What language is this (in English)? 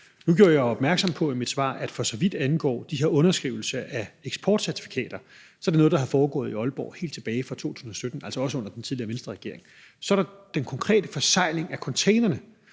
Danish